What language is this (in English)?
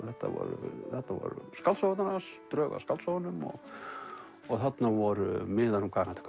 Icelandic